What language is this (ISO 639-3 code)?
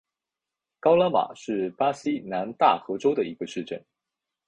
zho